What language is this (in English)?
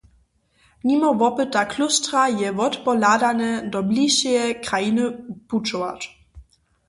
Upper Sorbian